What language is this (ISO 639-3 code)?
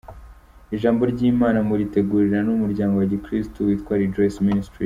kin